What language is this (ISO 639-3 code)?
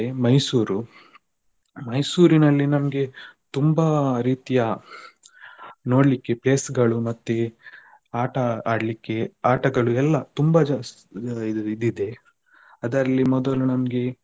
kan